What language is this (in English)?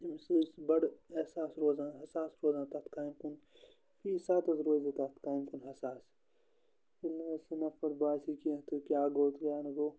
Kashmiri